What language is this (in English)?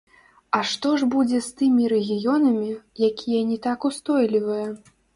Belarusian